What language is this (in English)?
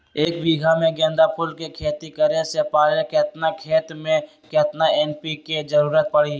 Magahi